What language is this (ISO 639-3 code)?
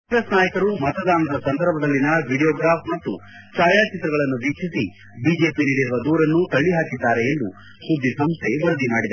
kan